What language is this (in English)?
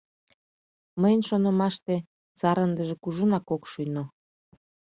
Mari